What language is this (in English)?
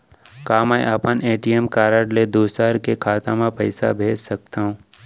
Chhattisgarhi